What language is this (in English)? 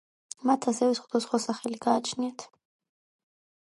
Georgian